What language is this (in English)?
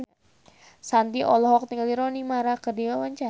Sundanese